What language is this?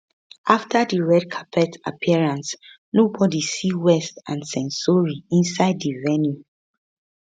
Nigerian Pidgin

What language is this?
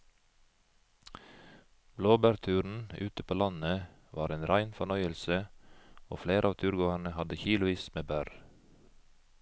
Norwegian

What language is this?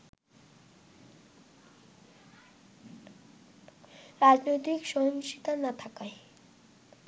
Bangla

